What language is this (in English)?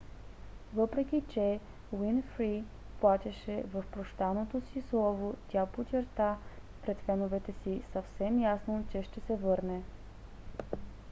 Bulgarian